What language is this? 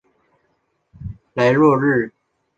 Chinese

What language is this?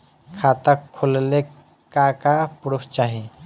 Bhojpuri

